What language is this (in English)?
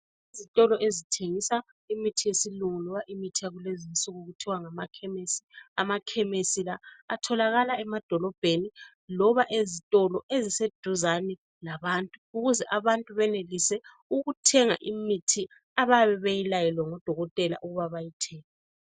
North Ndebele